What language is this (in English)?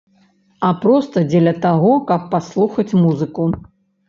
Belarusian